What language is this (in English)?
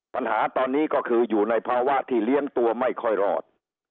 Thai